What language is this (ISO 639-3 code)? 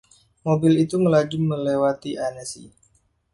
ind